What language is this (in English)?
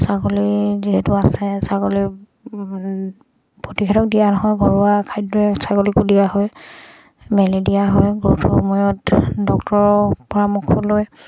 Assamese